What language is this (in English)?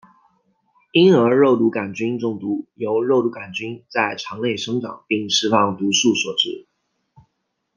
Chinese